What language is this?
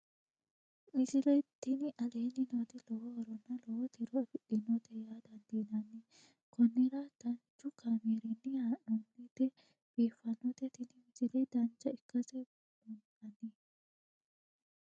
Sidamo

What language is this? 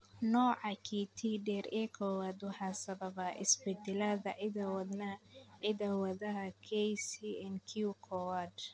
Somali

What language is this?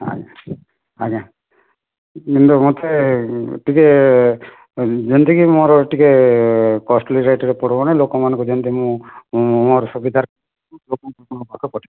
Odia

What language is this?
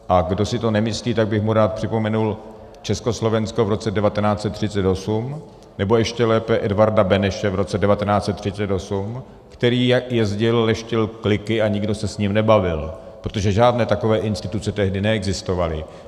Czech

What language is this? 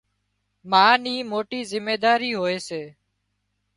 Wadiyara Koli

